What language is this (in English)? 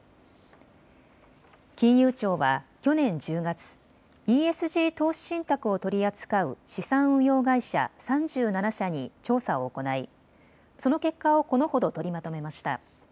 Japanese